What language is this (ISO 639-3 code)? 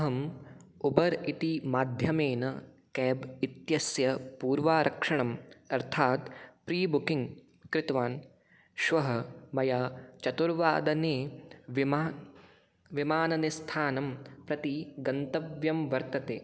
san